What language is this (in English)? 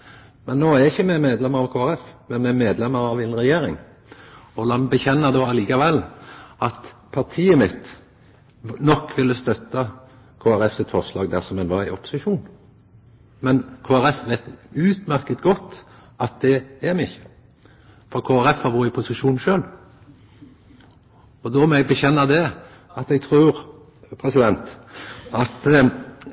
Norwegian Nynorsk